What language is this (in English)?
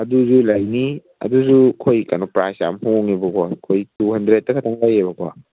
Manipuri